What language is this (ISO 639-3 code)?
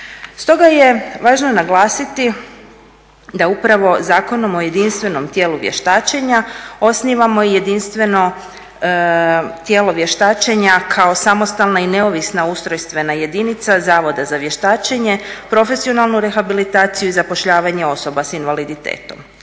hrv